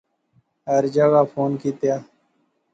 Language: Pahari-Potwari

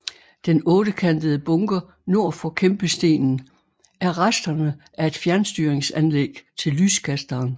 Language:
Danish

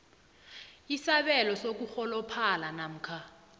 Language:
South Ndebele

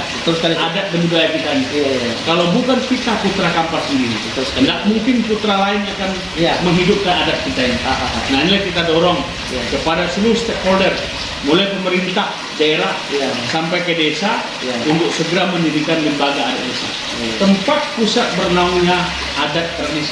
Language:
Indonesian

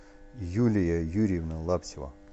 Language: Russian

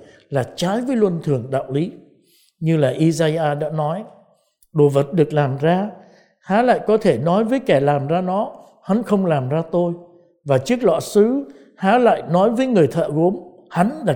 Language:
Vietnamese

